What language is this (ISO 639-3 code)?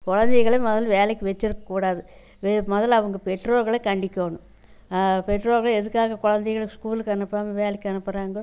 tam